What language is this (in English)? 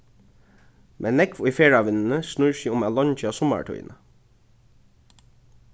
Faroese